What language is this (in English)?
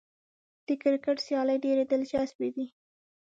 Pashto